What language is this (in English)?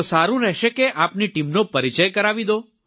Gujarati